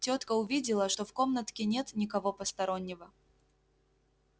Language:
Russian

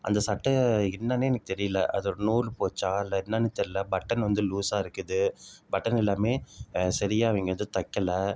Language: Tamil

